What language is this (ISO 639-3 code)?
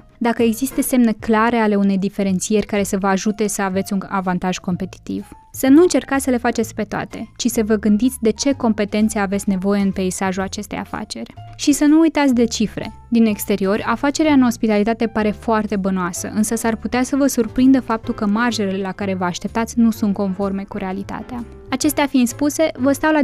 ron